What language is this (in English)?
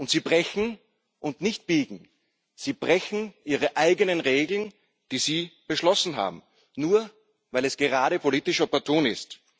German